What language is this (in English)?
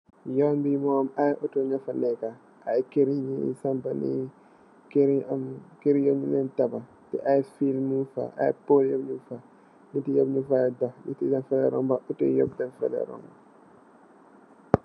Wolof